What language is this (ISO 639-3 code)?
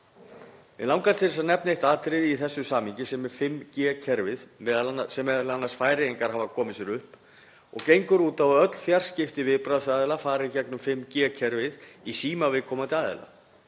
isl